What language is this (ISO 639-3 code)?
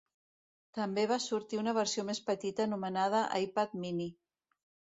cat